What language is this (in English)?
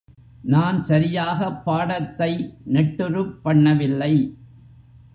Tamil